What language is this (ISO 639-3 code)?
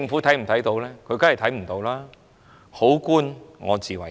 yue